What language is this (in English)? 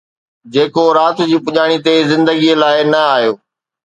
Sindhi